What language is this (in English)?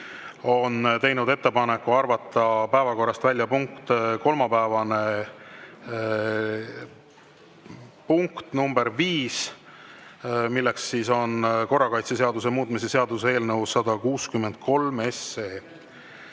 Estonian